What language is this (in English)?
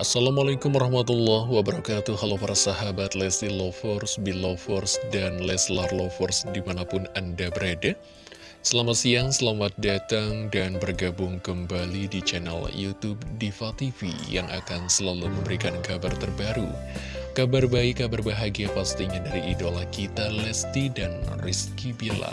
Indonesian